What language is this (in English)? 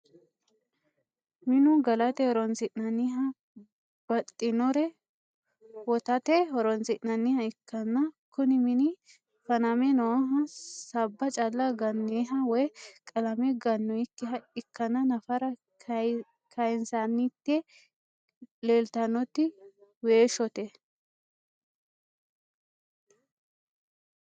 Sidamo